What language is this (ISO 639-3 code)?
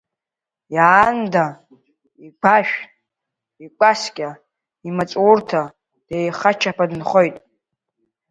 abk